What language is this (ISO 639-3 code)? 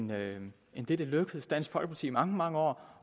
dan